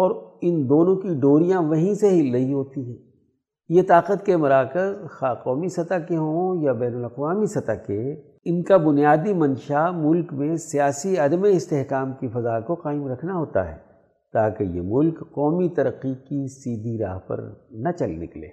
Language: Urdu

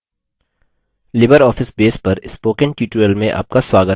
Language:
Hindi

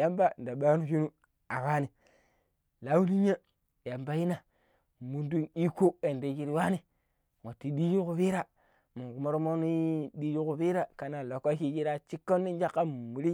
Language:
Pero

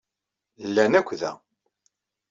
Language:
Kabyle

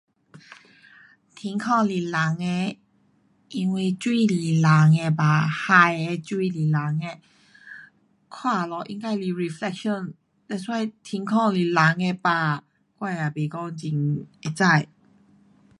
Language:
Pu-Xian Chinese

